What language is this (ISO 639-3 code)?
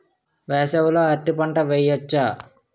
tel